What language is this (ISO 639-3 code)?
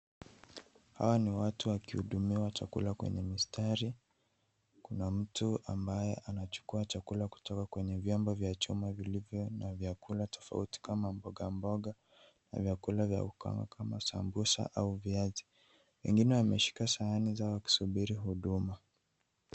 swa